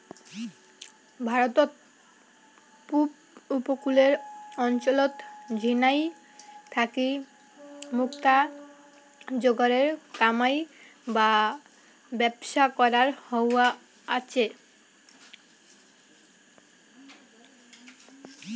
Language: Bangla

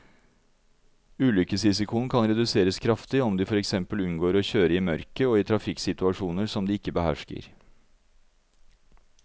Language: Norwegian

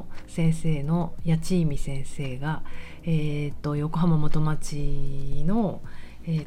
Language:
Japanese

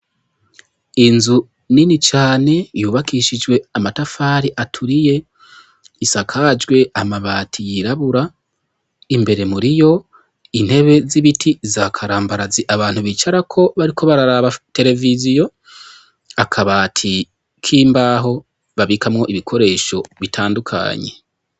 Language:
Rundi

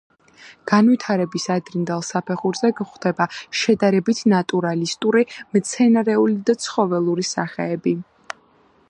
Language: Georgian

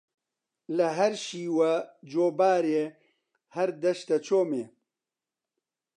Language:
Central Kurdish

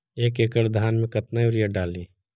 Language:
Magahi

